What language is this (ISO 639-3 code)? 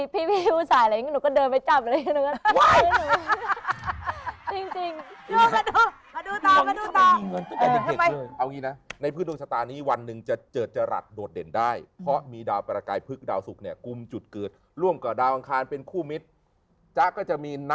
tha